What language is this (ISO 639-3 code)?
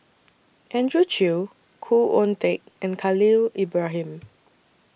eng